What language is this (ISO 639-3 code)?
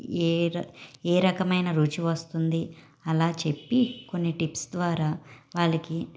tel